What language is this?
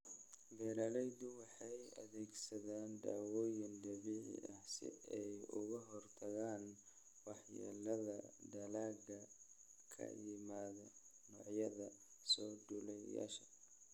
Somali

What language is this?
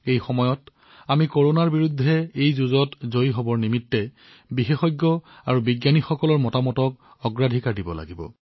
Assamese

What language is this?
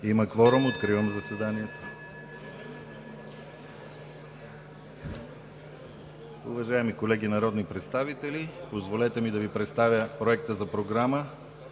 Bulgarian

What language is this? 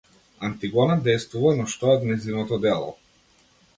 Macedonian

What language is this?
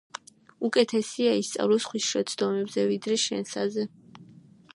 Georgian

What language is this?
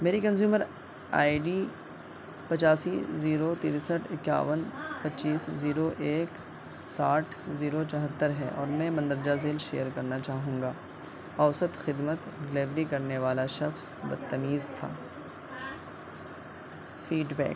Urdu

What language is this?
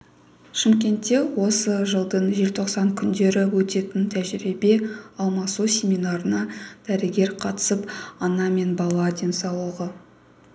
Kazakh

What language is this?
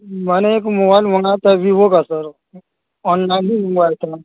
Urdu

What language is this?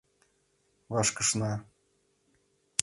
Mari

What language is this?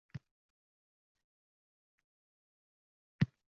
Uzbek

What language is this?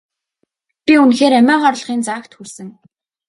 Mongolian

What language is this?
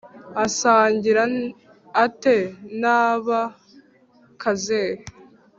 Kinyarwanda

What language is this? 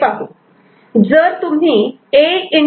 Marathi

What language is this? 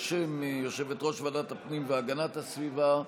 Hebrew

